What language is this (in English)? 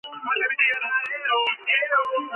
Georgian